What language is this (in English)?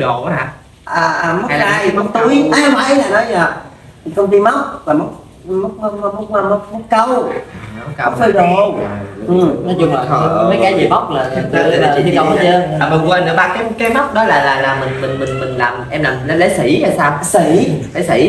Vietnamese